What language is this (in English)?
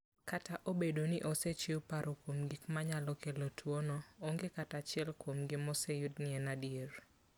Luo (Kenya and Tanzania)